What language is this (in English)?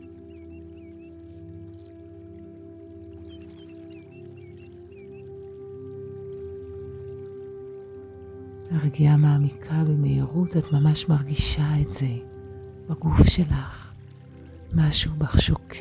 Hebrew